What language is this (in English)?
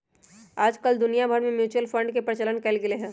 Magahi